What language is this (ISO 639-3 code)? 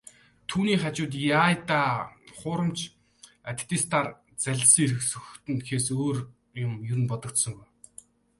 mon